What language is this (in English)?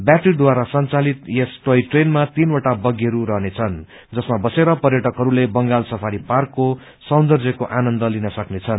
Nepali